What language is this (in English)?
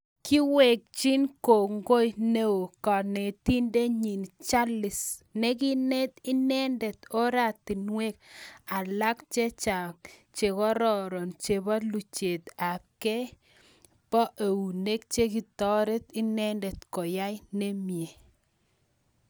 Kalenjin